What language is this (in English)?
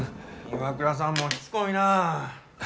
Japanese